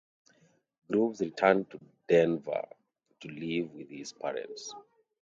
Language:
English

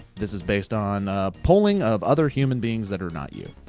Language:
English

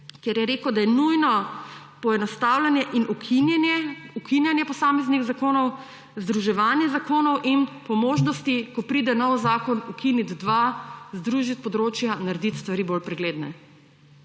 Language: Slovenian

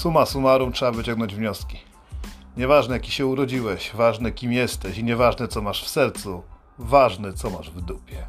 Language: Polish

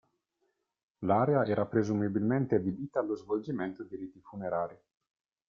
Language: Italian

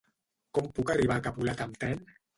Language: Catalan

